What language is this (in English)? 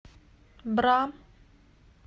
Russian